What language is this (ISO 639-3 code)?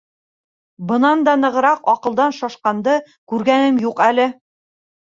bak